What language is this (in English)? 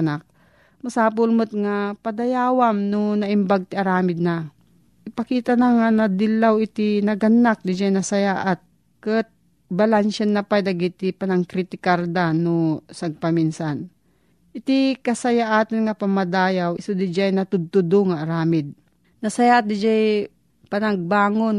Filipino